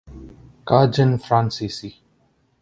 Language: Urdu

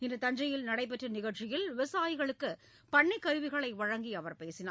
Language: Tamil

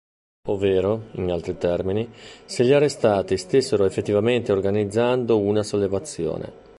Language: Italian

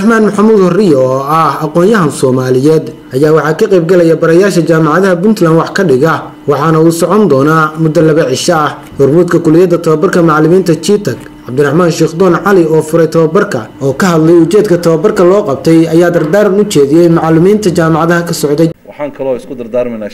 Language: Arabic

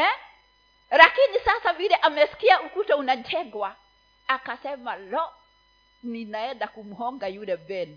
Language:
Swahili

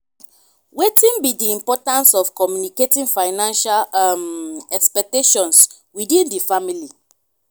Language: Nigerian Pidgin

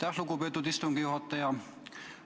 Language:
Estonian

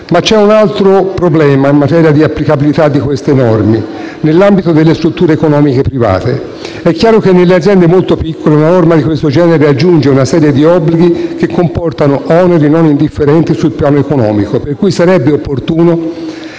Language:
Italian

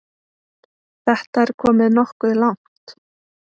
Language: Icelandic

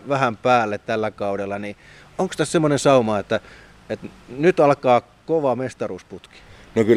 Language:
Finnish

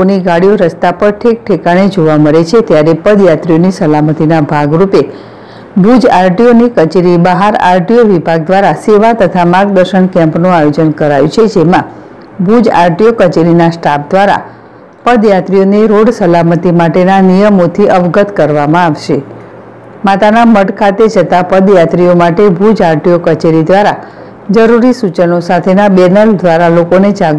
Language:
Hindi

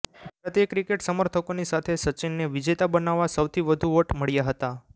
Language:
Gujarati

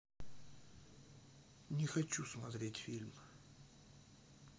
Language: Russian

